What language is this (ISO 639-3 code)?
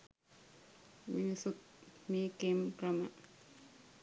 sin